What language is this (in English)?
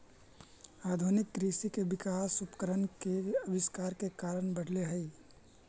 Magahi